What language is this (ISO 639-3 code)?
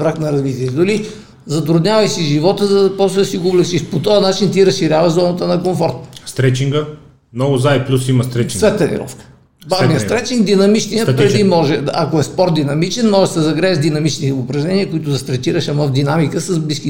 bul